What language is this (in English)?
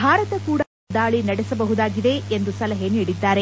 Kannada